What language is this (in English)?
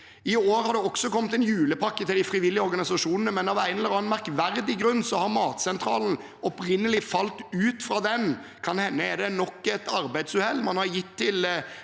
Norwegian